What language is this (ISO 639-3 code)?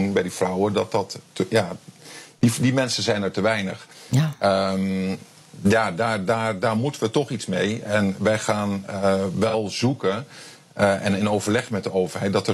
nld